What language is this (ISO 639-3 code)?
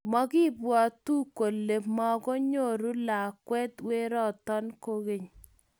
kln